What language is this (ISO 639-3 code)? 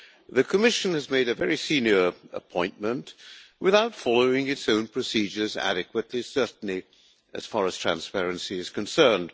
eng